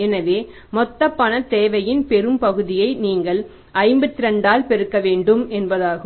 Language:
Tamil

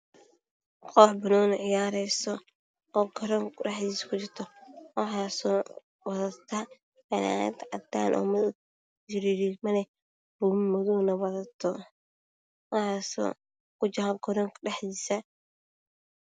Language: Somali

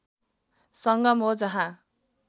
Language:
Nepali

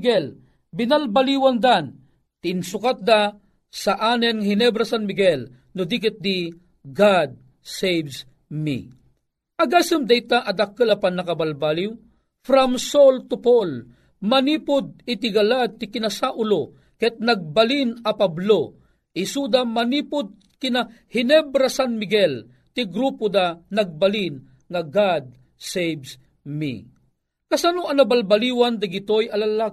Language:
Filipino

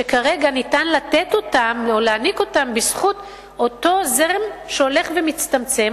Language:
Hebrew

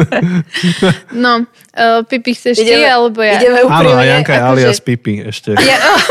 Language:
Slovak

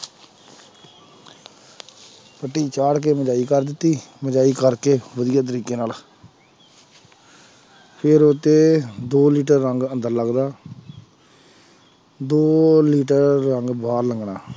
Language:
Punjabi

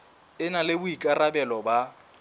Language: Southern Sotho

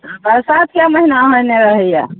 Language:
Maithili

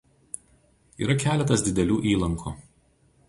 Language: Lithuanian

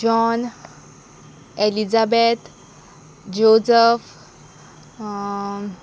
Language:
Konkani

